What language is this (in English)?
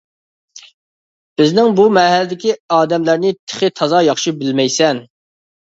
Uyghur